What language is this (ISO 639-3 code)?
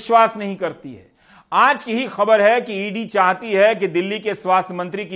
hin